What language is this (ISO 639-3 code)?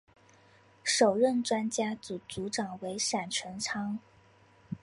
zho